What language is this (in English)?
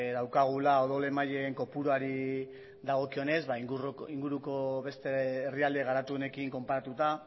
Basque